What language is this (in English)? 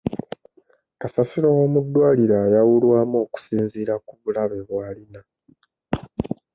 Ganda